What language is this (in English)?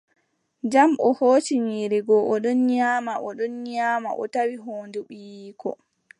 Adamawa Fulfulde